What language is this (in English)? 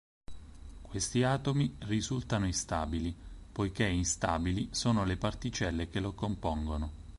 Italian